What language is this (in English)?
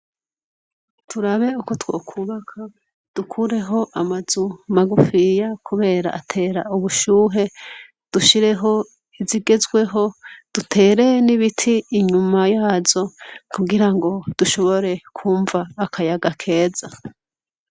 Rundi